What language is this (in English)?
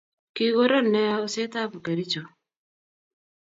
Kalenjin